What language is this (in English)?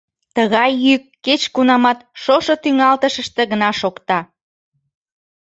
Mari